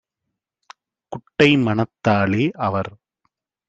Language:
Tamil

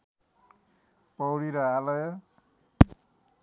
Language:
Nepali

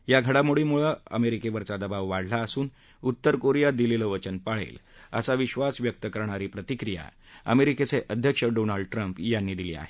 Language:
Marathi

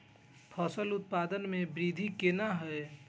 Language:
Maithili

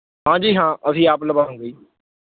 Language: Punjabi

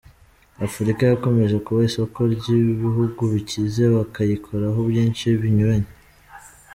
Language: Kinyarwanda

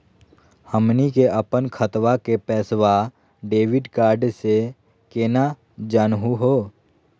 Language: Magahi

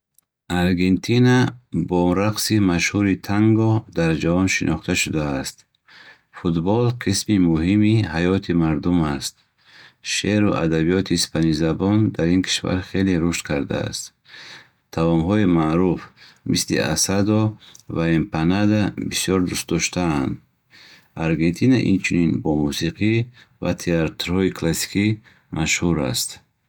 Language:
Bukharic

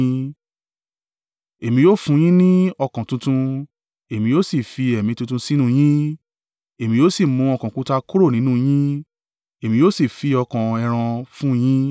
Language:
Yoruba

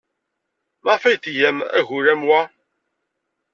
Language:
Kabyle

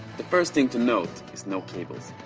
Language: English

